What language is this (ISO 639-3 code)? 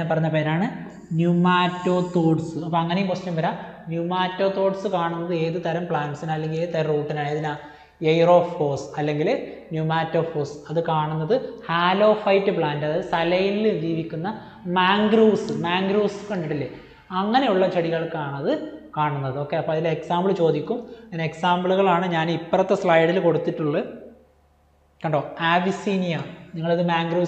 mal